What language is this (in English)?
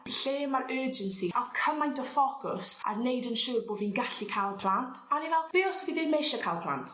Welsh